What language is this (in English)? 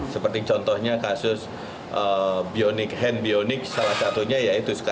Indonesian